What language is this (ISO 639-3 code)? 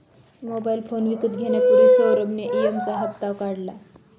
mar